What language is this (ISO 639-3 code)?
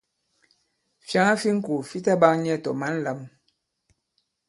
abb